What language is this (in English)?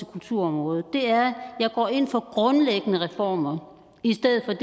Danish